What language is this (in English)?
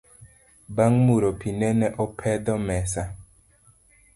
Luo (Kenya and Tanzania)